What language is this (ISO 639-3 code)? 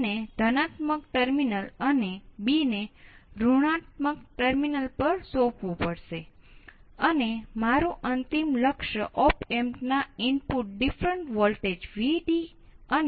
guj